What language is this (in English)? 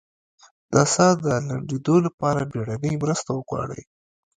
Pashto